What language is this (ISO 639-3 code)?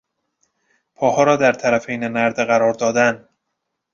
fas